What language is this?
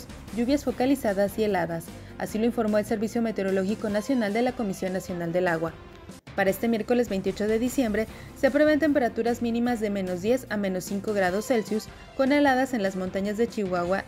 Spanish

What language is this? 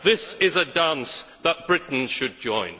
English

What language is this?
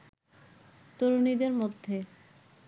Bangla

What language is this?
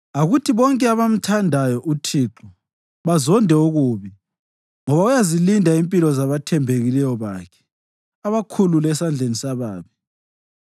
North Ndebele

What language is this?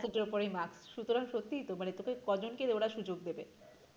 Bangla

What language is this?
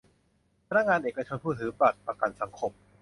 Thai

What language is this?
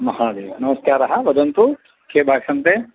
Sanskrit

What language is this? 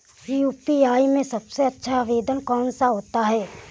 Hindi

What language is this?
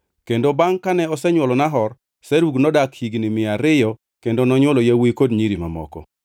Luo (Kenya and Tanzania)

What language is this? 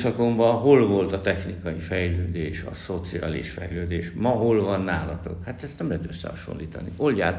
Hungarian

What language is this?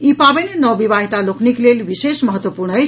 Maithili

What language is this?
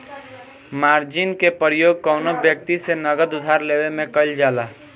Bhojpuri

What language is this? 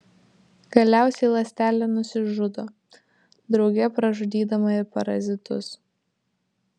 Lithuanian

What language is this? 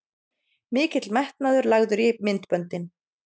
Icelandic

